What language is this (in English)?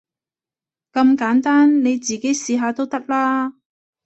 Cantonese